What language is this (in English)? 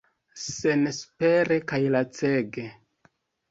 Esperanto